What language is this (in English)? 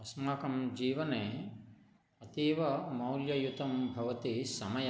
Sanskrit